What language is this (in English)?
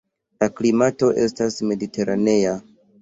Esperanto